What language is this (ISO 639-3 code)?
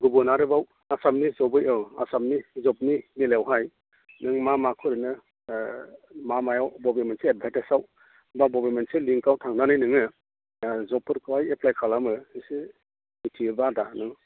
brx